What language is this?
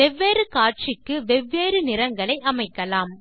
Tamil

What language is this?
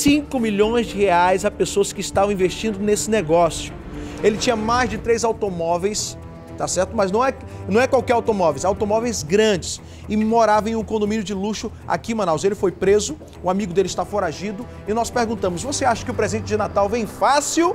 Portuguese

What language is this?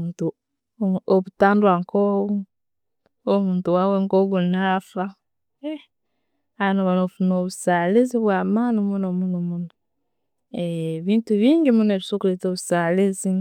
Tooro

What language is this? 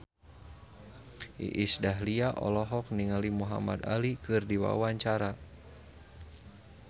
Sundanese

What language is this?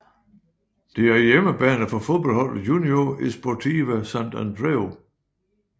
Danish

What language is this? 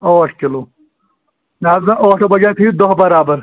Kashmiri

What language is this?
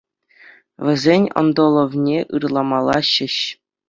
Chuvash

